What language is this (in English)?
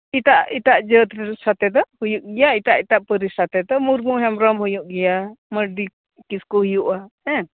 Santali